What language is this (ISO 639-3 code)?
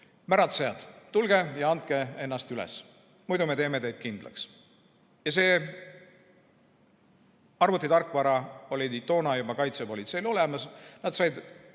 est